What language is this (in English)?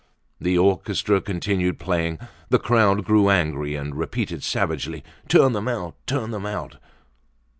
English